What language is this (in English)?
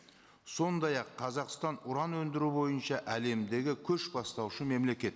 Kazakh